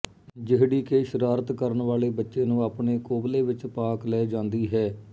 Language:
Punjabi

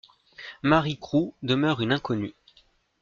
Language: French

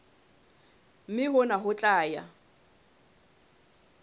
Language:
Southern Sotho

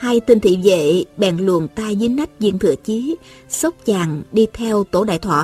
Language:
Vietnamese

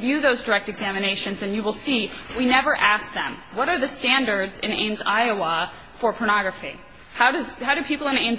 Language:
English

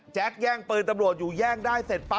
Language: Thai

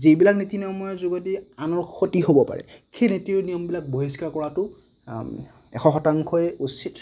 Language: Assamese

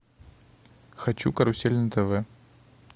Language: Russian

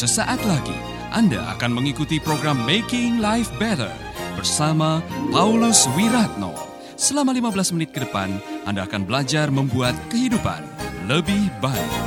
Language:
Indonesian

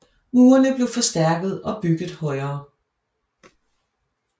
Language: Danish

